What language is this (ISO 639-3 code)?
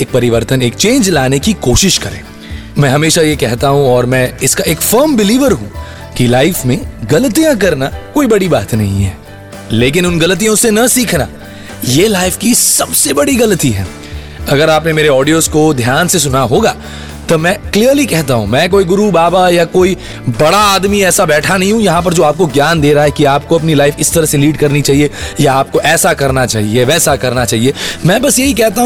hin